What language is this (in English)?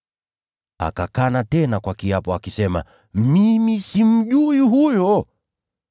Swahili